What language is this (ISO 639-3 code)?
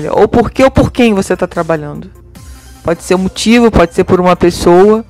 por